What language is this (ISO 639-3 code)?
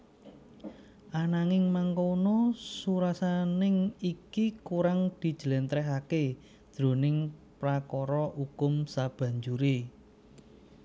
jav